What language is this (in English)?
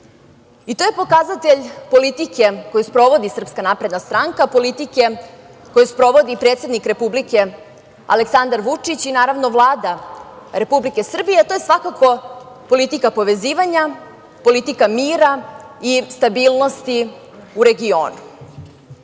Serbian